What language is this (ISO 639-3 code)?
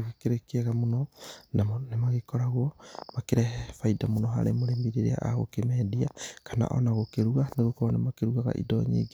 kik